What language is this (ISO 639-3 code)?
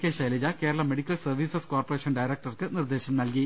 mal